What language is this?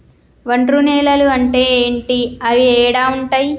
Telugu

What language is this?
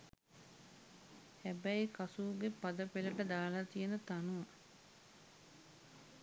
Sinhala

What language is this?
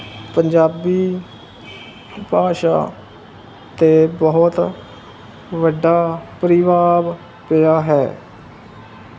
Punjabi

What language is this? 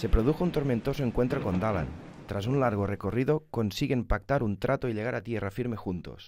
Spanish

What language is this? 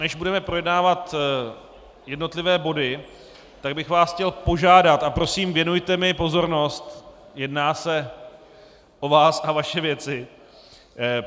Czech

